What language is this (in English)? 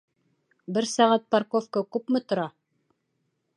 Bashkir